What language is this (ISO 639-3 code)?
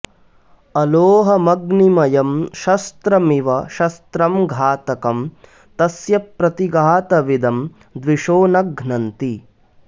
san